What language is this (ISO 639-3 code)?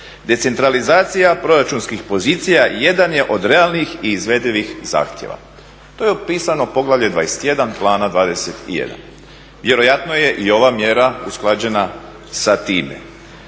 hrv